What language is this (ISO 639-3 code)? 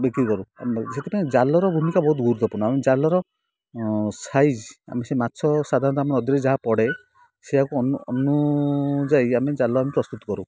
ori